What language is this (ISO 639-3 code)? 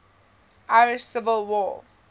eng